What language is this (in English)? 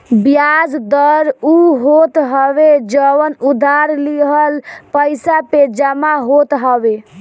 Bhojpuri